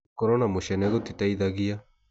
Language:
Kikuyu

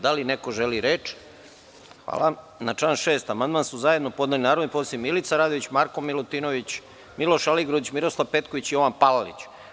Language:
Serbian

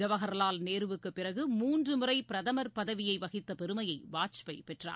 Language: Tamil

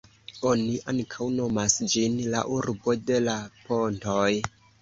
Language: Esperanto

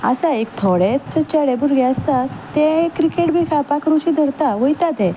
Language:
Konkani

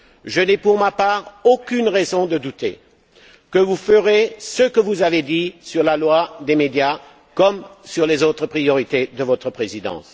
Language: French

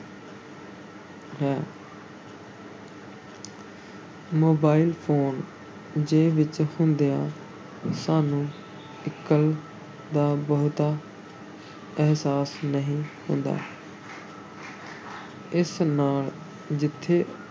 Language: Punjabi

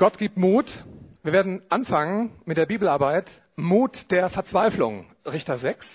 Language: German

